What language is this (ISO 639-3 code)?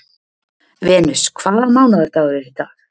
isl